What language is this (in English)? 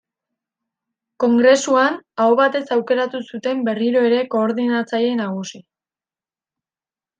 Basque